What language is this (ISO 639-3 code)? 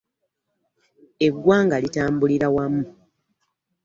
lug